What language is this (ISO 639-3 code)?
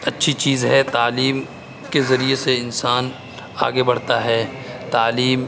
urd